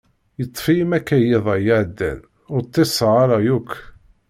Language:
Kabyle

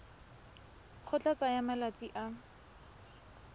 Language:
Tswana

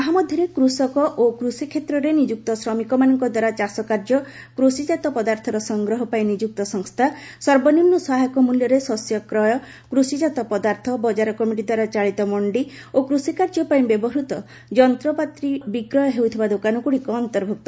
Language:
Odia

